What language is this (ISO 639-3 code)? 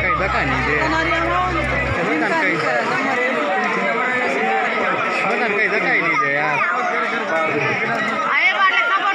ind